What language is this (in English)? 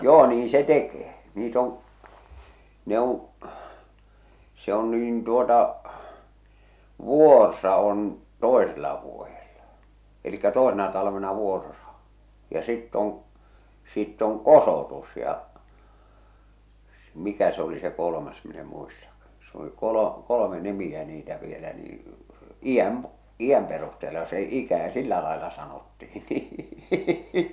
Finnish